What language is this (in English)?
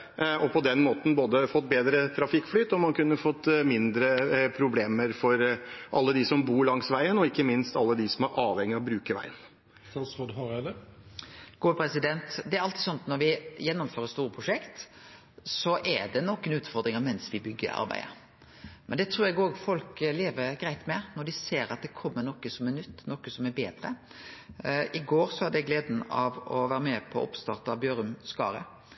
Norwegian